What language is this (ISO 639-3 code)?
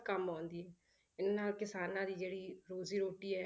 pan